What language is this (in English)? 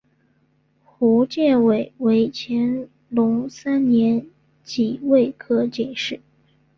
Chinese